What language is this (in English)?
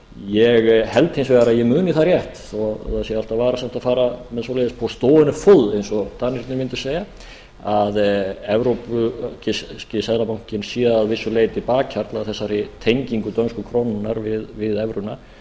Icelandic